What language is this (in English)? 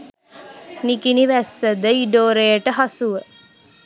Sinhala